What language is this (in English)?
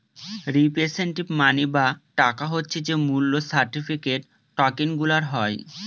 Bangla